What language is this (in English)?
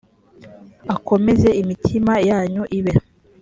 Kinyarwanda